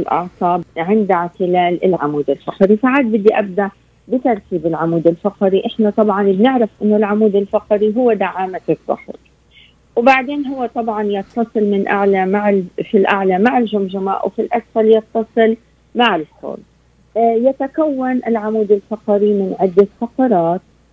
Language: Arabic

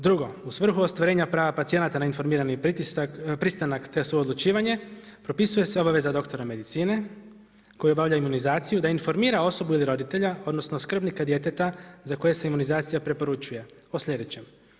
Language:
Croatian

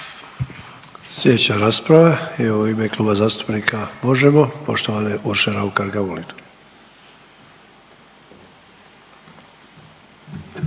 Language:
Croatian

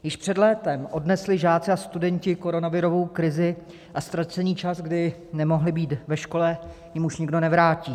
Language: Czech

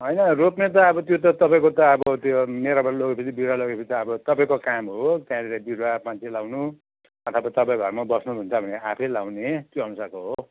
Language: Nepali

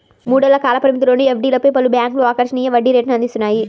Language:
Telugu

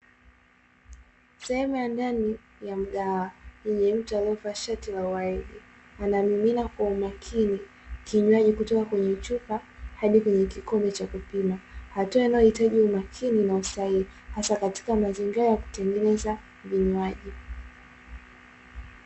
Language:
Swahili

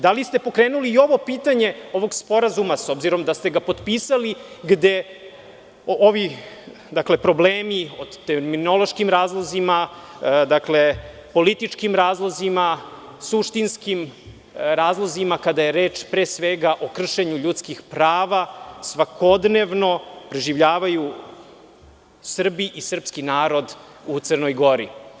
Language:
Serbian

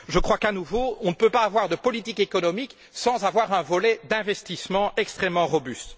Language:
French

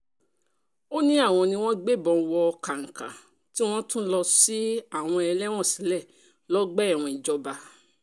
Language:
Yoruba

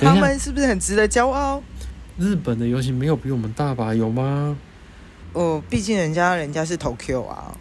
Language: Chinese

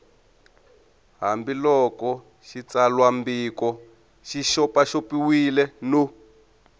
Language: Tsonga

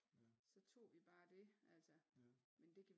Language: Danish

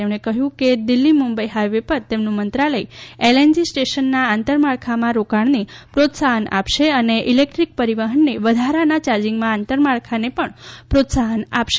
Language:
Gujarati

